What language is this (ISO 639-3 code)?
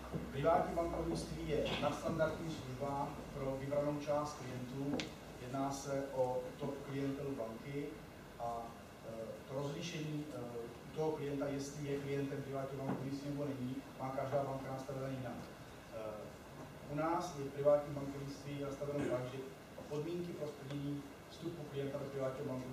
ces